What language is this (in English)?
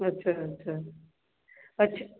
Maithili